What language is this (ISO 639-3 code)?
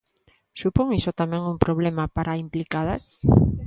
glg